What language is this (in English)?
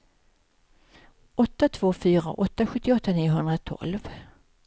Swedish